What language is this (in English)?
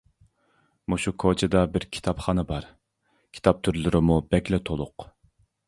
Uyghur